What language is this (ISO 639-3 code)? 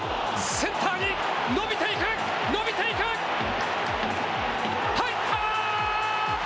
jpn